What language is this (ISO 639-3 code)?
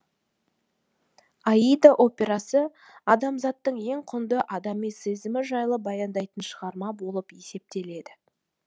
kaz